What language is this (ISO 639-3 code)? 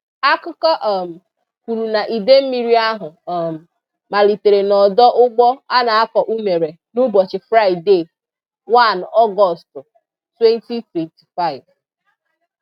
ibo